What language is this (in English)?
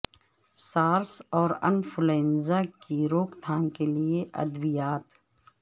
Urdu